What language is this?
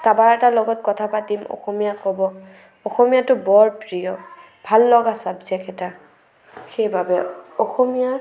Assamese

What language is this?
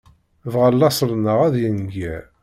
Kabyle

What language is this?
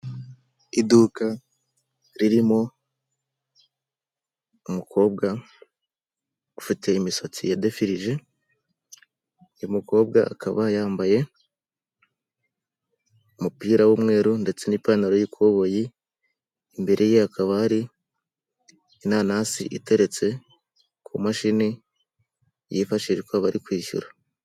Kinyarwanda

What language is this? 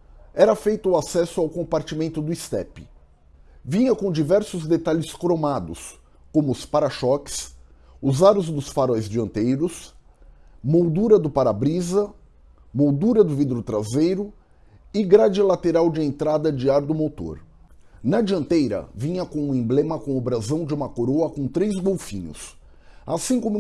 Portuguese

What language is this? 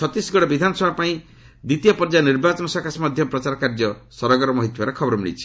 Odia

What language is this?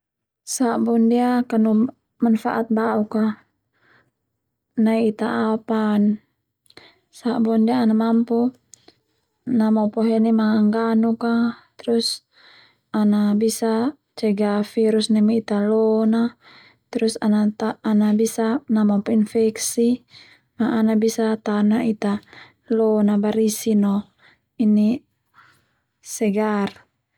Termanu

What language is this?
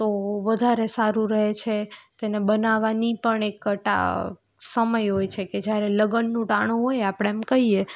Gujarati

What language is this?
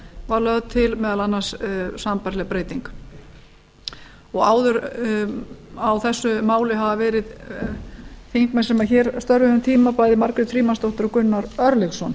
Icelandic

